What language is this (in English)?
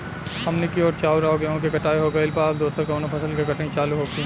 Bhojpuri